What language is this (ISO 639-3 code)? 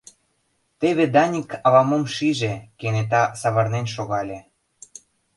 chm